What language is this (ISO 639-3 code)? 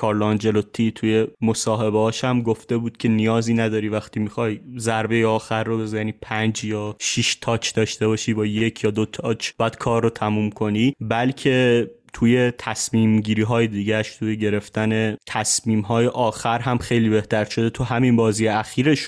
fas